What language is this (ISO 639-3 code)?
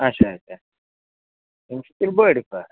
kas